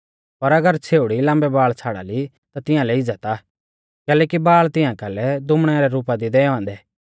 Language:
Mahasu Pahari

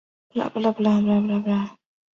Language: Chinese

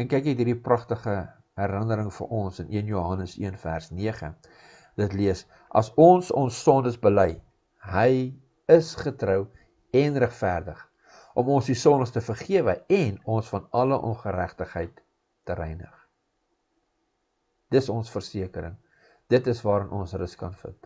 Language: Dutch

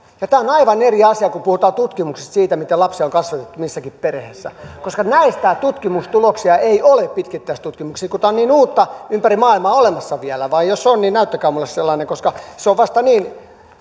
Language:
Finnish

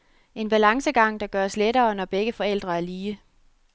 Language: Danish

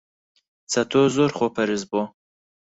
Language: Central Kurdish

